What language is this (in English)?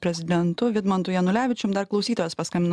Lithuanian